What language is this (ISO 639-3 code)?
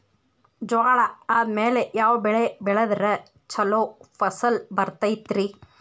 kan